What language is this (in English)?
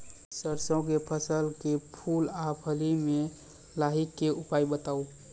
Maithili